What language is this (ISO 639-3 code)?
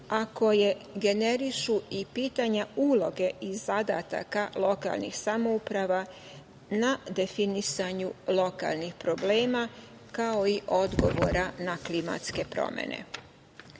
srp